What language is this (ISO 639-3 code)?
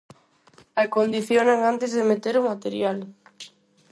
glg